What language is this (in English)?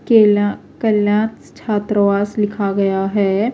Urdu